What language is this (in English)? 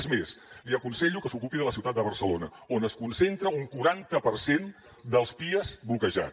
Catalan